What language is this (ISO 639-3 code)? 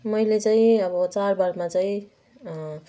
nep